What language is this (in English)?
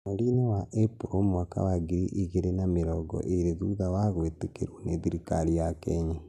Kikuyu